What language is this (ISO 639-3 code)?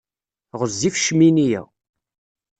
kab